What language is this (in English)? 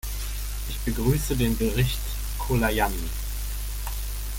German